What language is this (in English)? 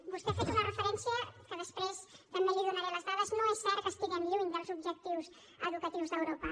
Catalan